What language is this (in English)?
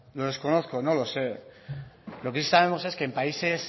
Spanish